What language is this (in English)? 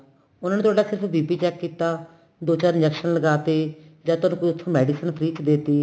Punjabi